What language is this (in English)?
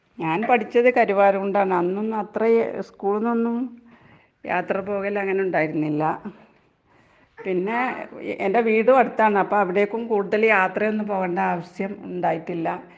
Malayalam